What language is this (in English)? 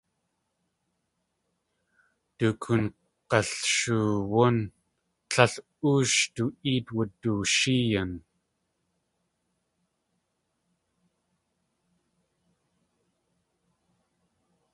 Tlingit